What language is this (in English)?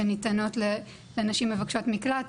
Hebrew